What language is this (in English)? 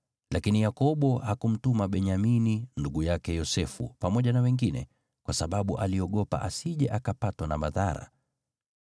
Swahili